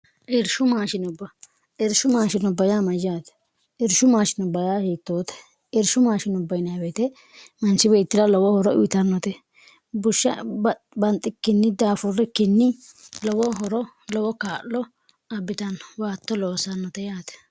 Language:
Sidamo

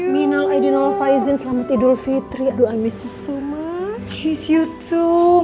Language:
Indonesian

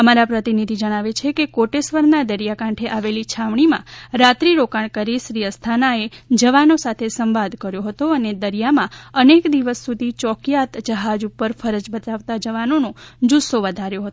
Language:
Gujarati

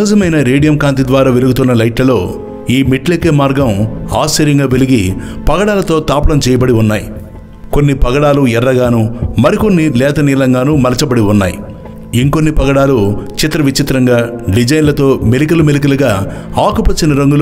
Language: Telugu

